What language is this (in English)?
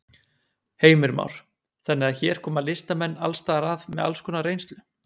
Icelandic